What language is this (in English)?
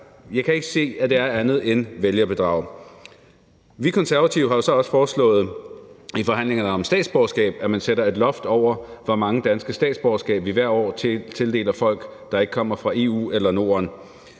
Danish